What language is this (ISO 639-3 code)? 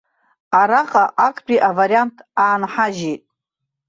abk